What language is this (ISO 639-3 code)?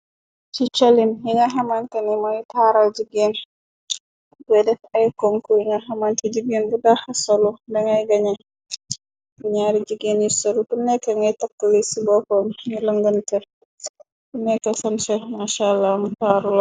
wol